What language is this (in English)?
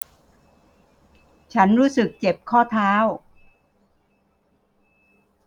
Thai